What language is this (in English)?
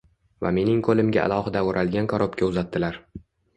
Uzbek